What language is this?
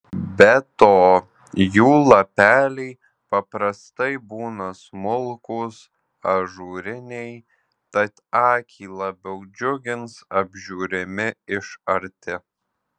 Lithuanian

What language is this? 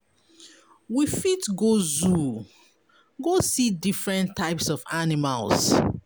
Nigerian Pidgin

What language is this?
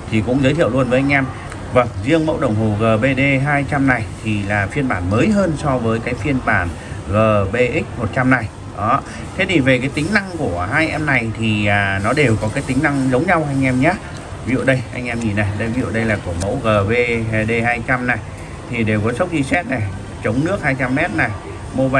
Vietnamese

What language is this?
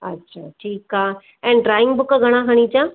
Sindhi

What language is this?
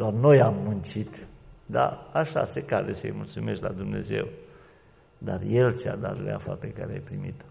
Romanian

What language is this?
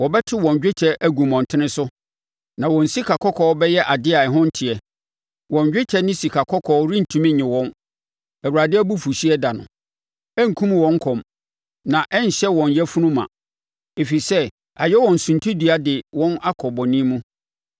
Akan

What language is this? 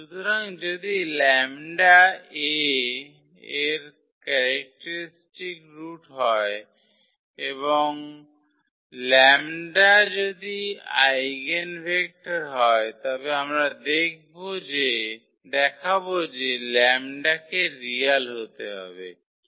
Bangla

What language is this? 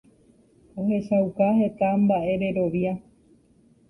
Guarani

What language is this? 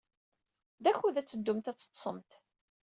Kabyle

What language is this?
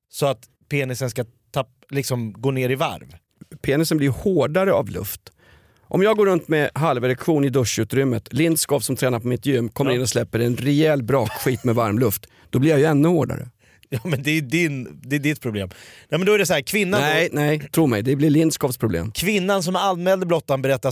Swedish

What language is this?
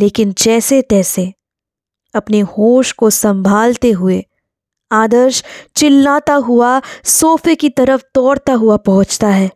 Hindi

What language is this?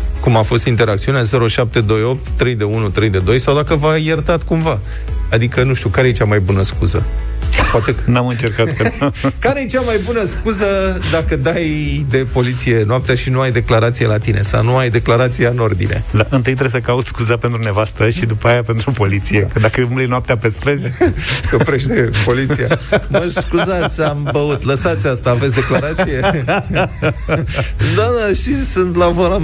Romanian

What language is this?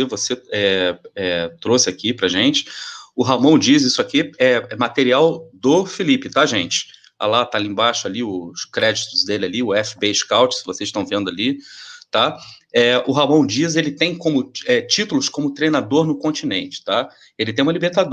Portuguese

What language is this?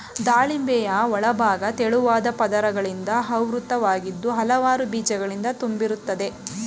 Kannada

